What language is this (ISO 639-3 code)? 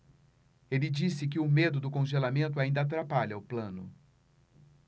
por